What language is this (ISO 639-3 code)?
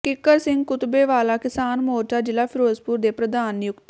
pan